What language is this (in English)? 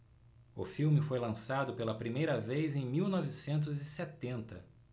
Portuguese